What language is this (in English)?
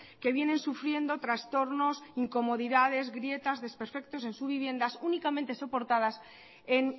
Spanish